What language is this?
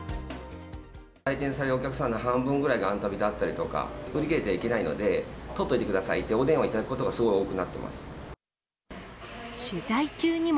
Japanese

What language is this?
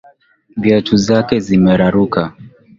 Swahili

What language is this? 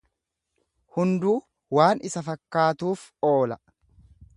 Oromo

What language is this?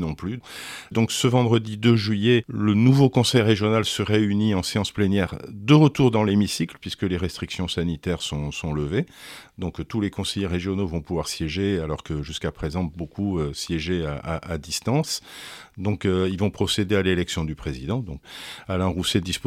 French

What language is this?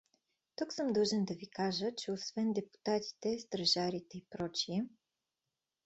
Bulgarian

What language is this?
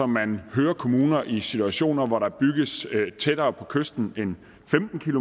Danish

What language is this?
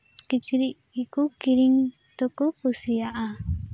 Santali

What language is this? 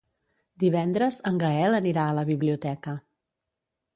Catalan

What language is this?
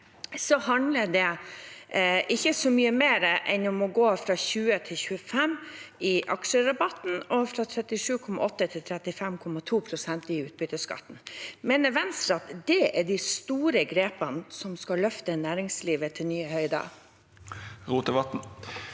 Norwegian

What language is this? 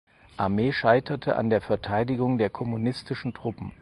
German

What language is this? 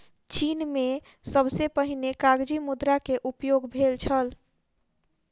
Maithili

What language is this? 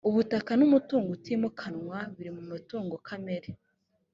Kinyarwanda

